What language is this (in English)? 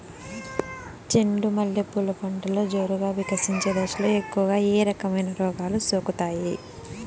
Telugu